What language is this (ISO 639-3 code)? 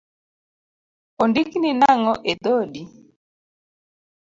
luo